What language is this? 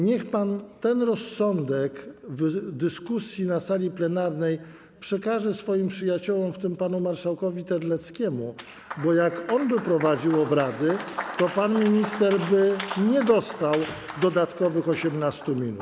Polish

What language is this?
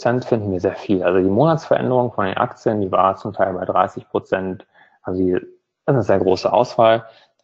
German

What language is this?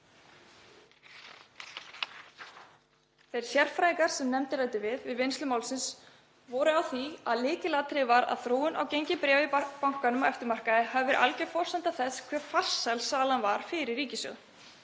Icelandic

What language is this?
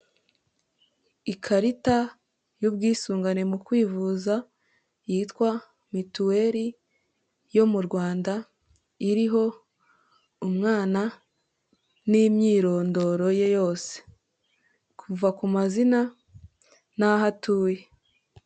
Kinyarwanda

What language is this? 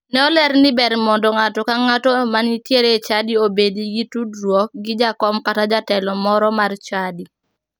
Luo (Kenya and Tanzania)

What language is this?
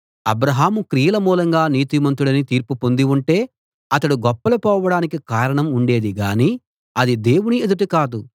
Telugu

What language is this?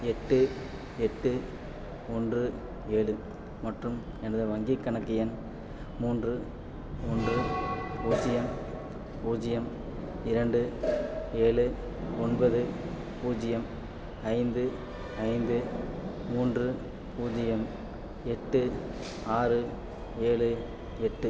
Tamil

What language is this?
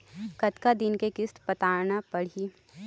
Chhattisgarhi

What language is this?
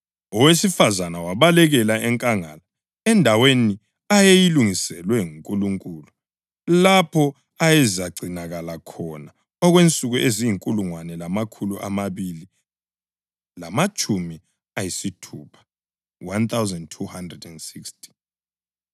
North Ndebele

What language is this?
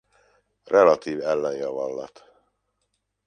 Hungarian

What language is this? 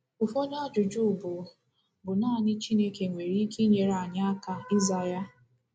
Igbo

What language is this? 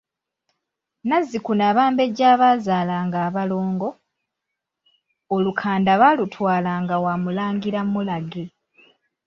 Ganda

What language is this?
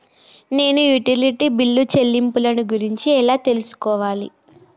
Telugu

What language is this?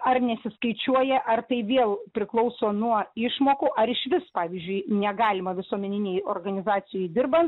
Lithuanian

